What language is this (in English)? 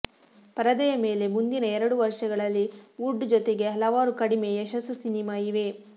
Kannada